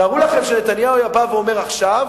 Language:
Hebrew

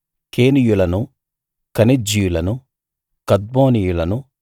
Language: Telugu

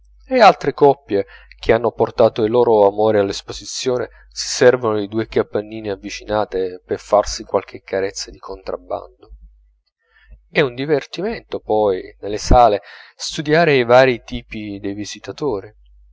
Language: Italian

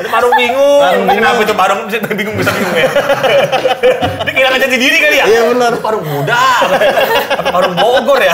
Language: Indonesian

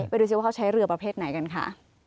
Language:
Thai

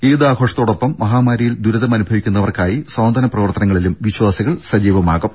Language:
Malayalam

